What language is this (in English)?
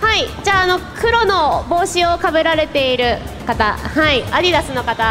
Japanese